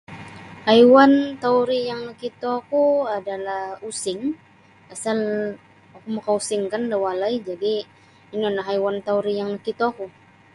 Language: Sabah Bisaya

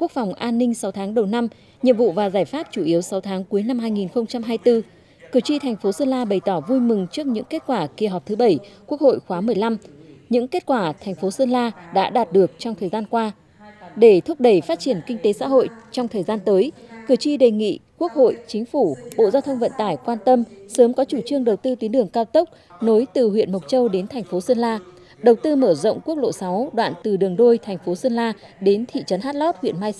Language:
Vietnamese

